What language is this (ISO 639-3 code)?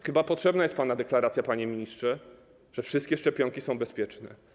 pol